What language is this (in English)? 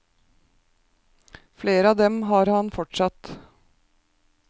Norwegian